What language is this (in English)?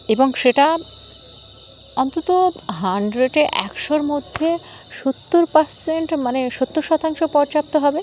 Bangla